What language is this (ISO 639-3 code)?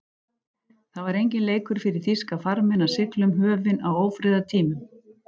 isl